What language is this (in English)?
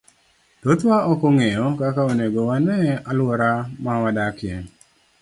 Luo (Kenya and Tanzania)